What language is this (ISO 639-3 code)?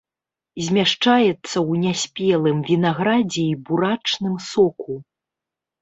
bel